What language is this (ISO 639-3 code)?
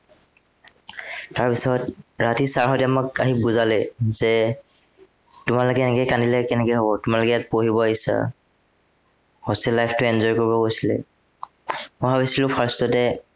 asm